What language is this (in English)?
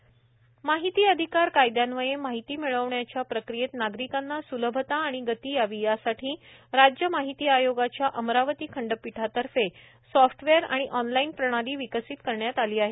Marathi